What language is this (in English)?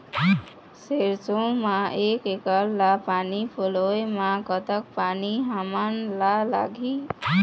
Chhattisgarhi